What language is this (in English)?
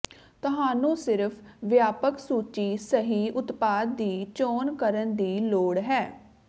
Punjabi